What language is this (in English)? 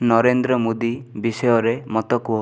Odia